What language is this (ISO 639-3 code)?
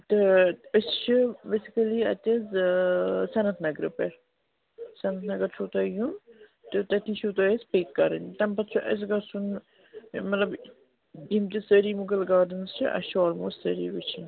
kas